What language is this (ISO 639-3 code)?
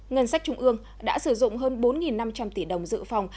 vie